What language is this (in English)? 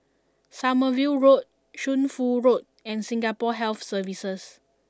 English